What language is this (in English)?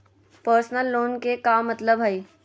Magahi